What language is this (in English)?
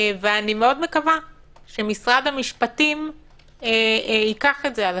Hebrew